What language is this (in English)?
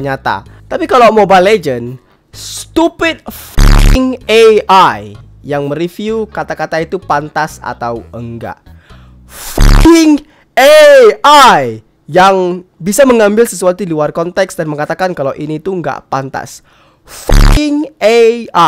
Indonesian